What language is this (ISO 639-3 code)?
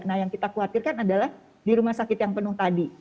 ind